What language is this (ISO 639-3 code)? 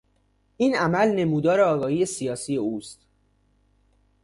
fas